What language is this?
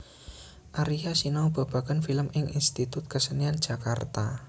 Javanese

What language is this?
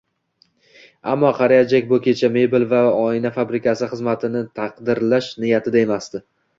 Uzbek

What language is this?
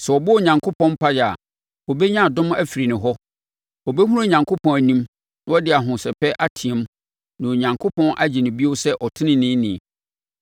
Akan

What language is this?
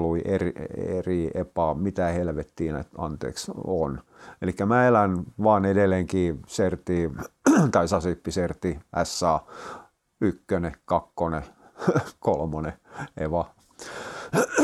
Finnish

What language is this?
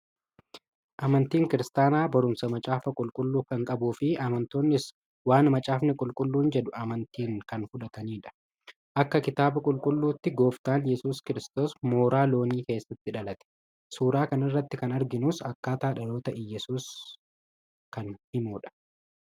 Oromo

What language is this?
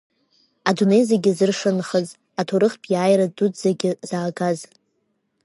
Abkhazian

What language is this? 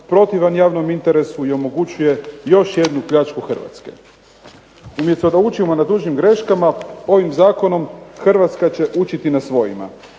Croatian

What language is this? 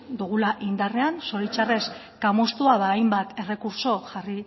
Basque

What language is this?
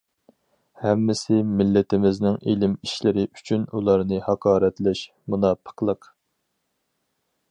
Uyghur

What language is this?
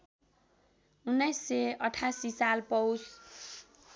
Nepali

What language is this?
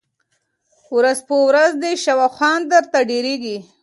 Pashto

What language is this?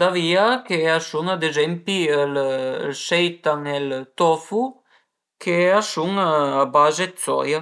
Piedmontese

